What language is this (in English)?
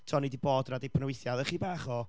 Welsh